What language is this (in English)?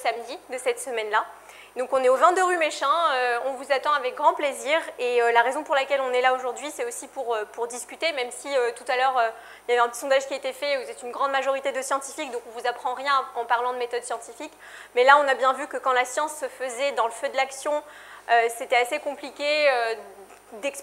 French